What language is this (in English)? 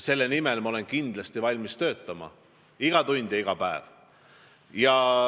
Estonian